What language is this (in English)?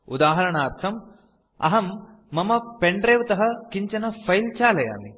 Sanskrit